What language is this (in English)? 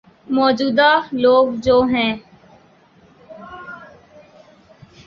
Urdu